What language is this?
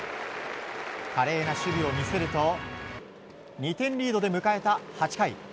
Japanese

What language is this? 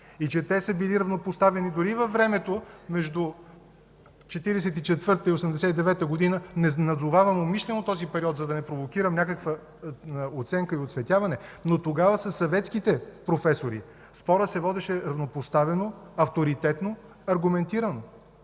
Bulgarian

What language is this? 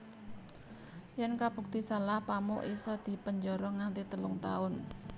Javanese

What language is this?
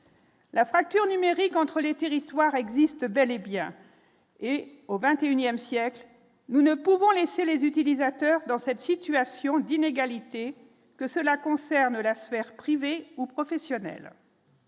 French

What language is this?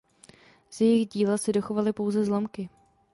Czech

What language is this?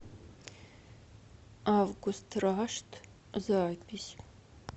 Russian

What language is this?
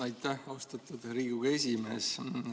Estonian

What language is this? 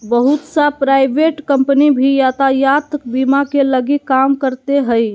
Magahi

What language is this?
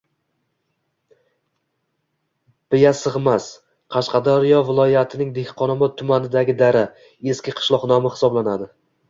Uzbek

